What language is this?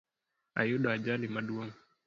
Luo (Kenya and Tanzania)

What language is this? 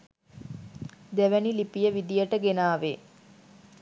Sinhala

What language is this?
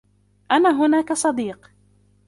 Arabic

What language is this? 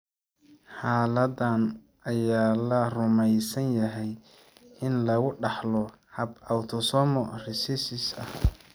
Somali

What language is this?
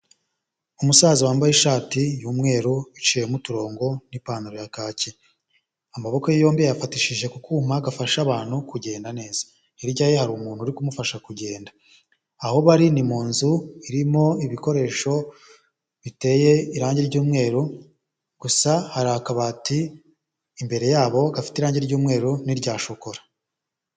Kinyarwanda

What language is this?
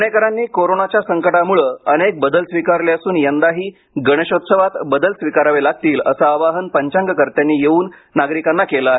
Marathi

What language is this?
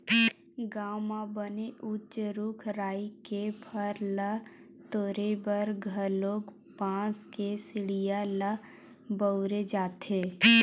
Chhattisgarhi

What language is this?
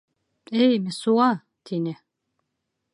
Bashkir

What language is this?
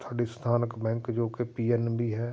Punjabi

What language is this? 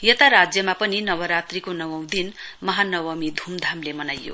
Nepali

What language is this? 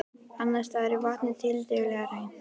Icelandic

